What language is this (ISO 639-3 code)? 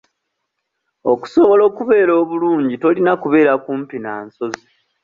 lug